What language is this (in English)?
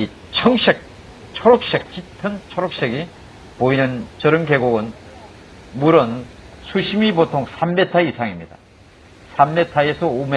Korean